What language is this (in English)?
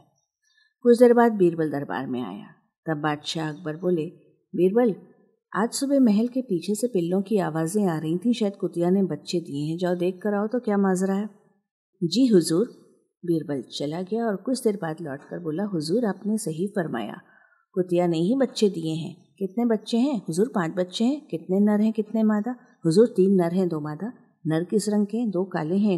Hindi